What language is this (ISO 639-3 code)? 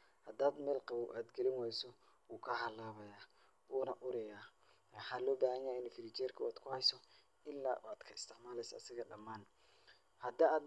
som